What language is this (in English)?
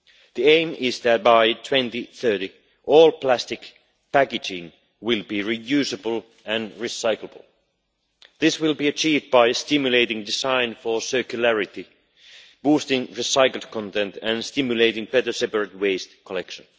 English